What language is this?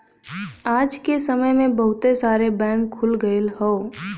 Bhojpuri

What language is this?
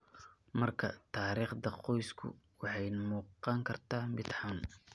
Somali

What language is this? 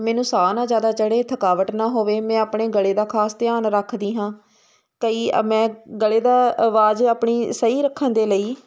Punjabi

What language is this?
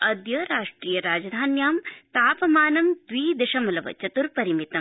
Sanskrit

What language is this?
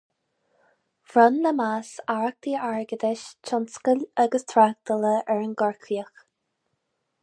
Irish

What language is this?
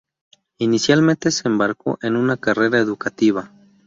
Spanish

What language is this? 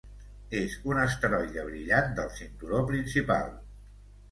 Catalan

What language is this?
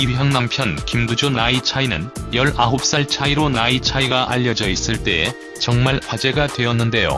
Korean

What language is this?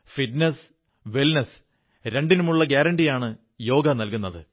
Malayalam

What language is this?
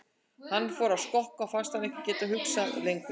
Icelandic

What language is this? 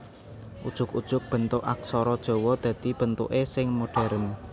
Javanese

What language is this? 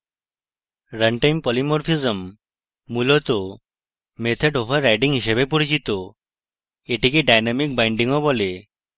Bangla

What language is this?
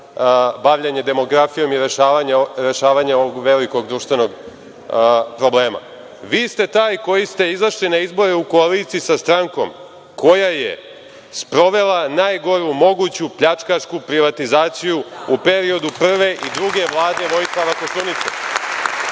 Serbian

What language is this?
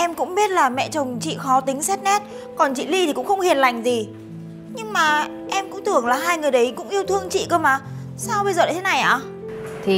Vietnamese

